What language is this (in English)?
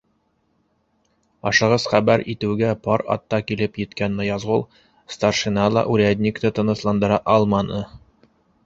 Bashkir